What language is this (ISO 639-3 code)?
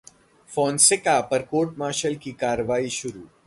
hin